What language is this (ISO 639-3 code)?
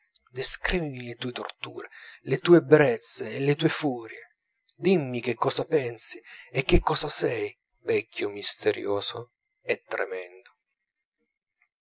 ita